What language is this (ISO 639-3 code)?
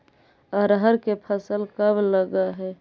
mag